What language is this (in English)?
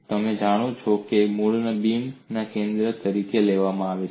Gujarati